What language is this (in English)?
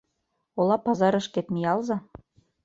Mari